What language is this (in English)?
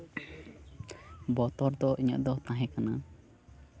Santali